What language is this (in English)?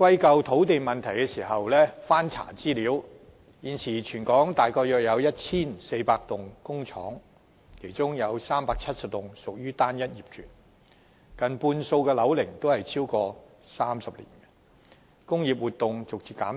Cantonese